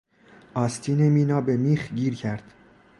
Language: Persian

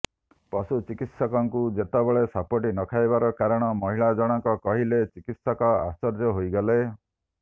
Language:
Odia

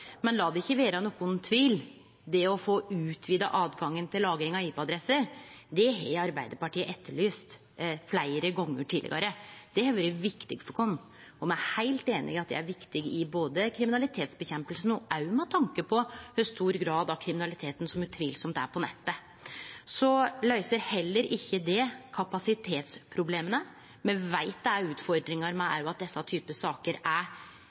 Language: Norwegian Nynorsk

